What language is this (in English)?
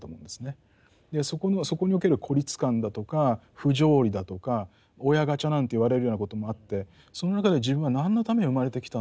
Japanese